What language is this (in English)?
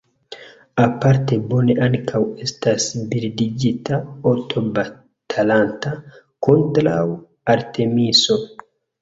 Esperanto